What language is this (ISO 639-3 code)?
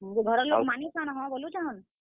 ori